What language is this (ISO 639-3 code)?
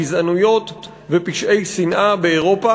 heb